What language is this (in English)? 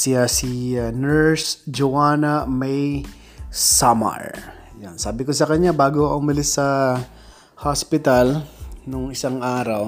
Filipino